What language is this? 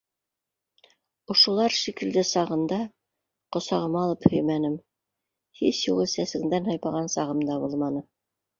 Bashkir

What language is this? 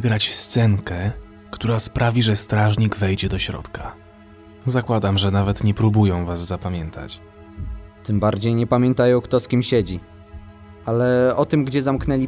Polish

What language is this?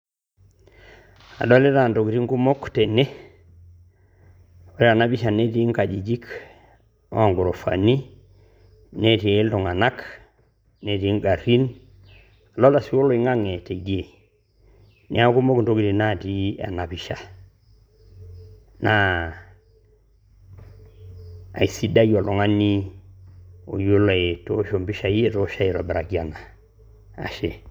Masai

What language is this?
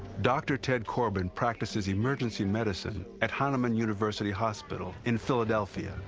English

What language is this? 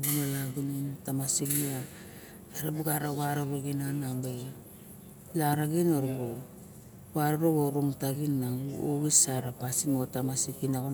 Barok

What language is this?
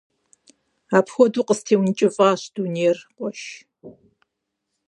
Kabardian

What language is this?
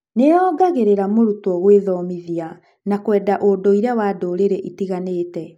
Kikuyu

